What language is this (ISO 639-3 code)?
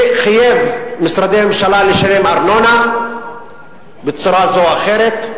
heb